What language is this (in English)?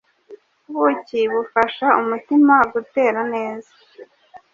Kinyarwanda